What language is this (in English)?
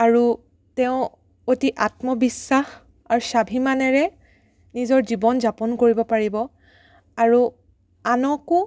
Assamese